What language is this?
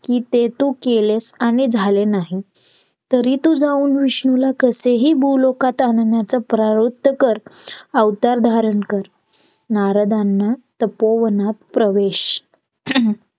Marathi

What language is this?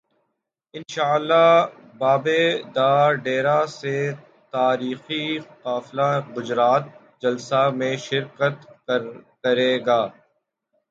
Urdu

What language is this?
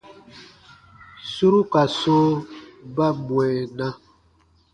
Baatonum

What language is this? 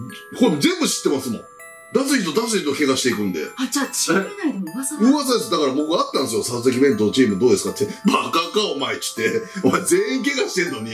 Japanese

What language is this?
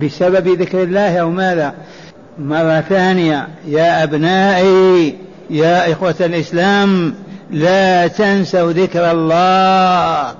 Arabic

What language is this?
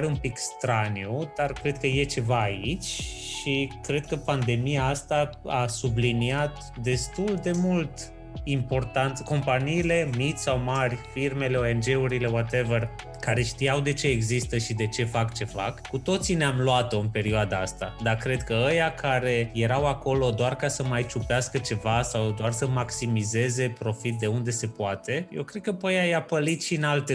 Romanian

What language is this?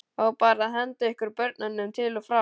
Icelandic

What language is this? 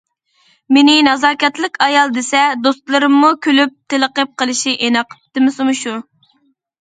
Uyghur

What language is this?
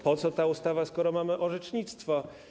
Polish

